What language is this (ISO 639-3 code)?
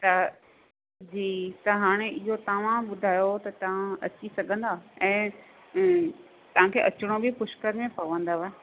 snd